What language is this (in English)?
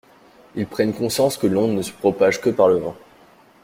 French